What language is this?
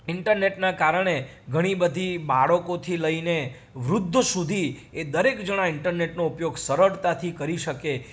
Gujarati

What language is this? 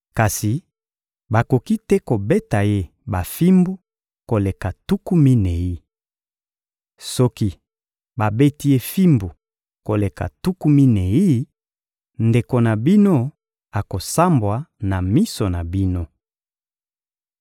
Lingala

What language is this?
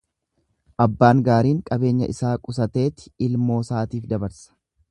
Oromo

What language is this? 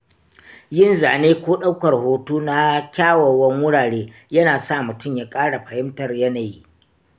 Hausa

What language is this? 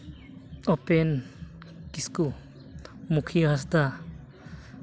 Santali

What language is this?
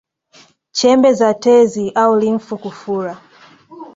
Swahili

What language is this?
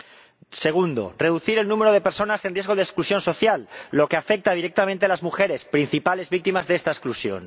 Spanish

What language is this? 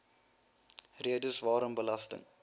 Afrikaans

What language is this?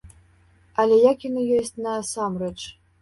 Belarusian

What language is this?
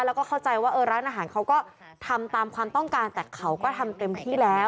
Thai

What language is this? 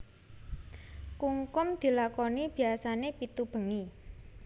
Javanese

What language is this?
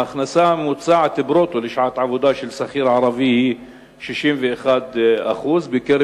Hebrew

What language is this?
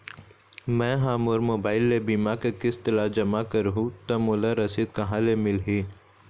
Chhattisgarhi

